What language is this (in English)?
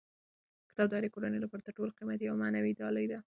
Pashto